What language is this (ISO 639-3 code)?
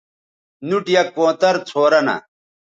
btv